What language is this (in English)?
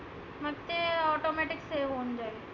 Marathi